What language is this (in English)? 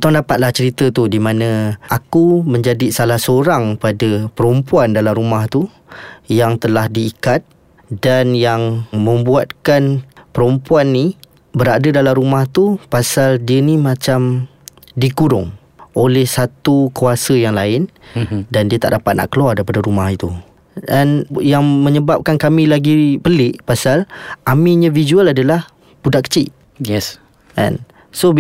Malay